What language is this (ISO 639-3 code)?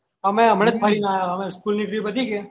guj